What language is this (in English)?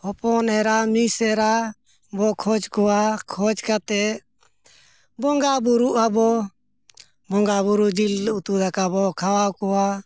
Santali